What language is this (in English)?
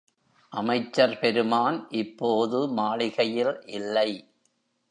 Tamil